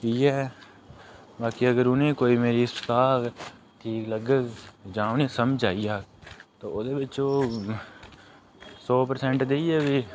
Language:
Dogri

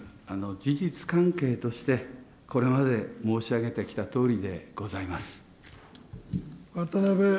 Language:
Japanese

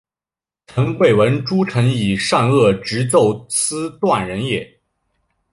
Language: Chinese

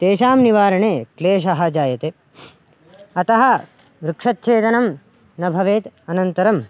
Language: Sanskrit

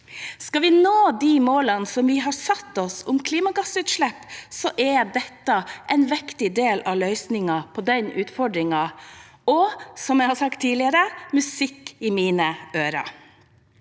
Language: Norwegian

